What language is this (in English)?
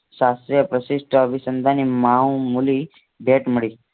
Gujarati